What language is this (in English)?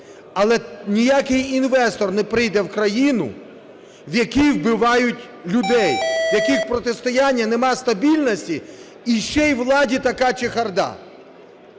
Ukrainian